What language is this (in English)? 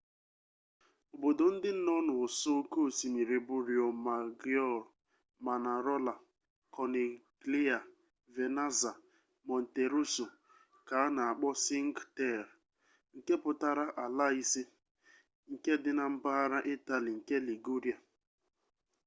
Igbo